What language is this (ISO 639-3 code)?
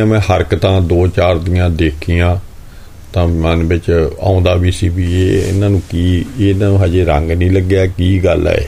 pan